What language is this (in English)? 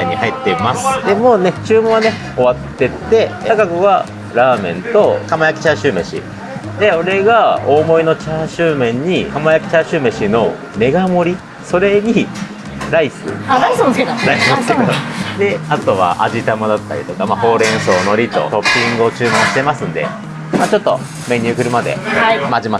Japanese